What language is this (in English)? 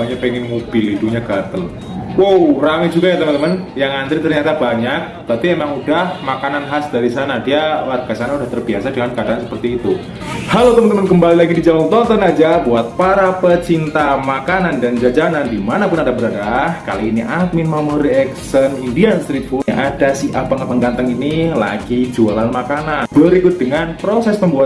Indonesian